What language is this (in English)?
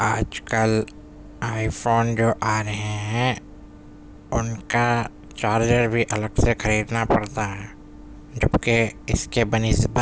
Urdu